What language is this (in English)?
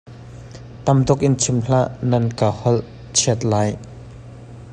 Hakha Chin